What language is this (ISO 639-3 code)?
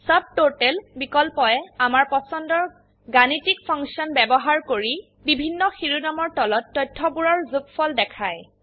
asm